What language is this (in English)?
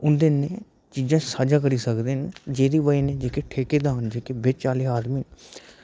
Dogri